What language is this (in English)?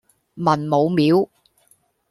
Cantonese